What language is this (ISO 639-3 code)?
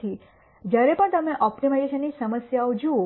guj